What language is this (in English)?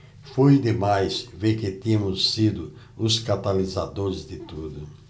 Portuguese